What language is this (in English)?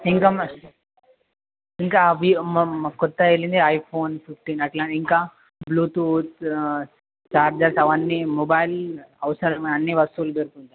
Telugu